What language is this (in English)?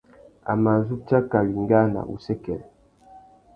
Tuki